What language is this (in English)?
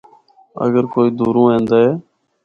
Northern Hindko